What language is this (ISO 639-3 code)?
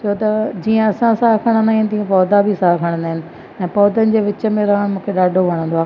snd